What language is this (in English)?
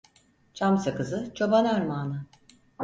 Turkish